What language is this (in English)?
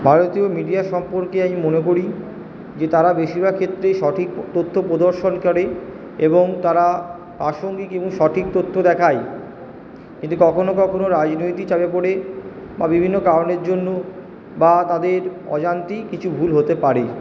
Bangla